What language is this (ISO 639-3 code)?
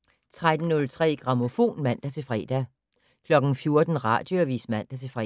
dan